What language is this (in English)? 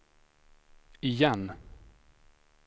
Swedish